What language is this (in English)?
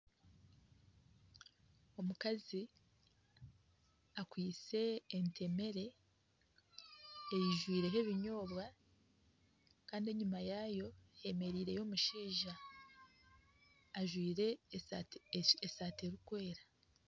Nyankole